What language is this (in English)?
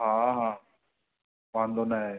Sindhi